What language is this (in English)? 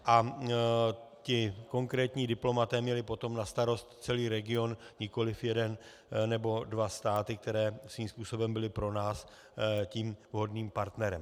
Czech